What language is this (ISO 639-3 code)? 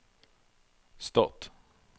nor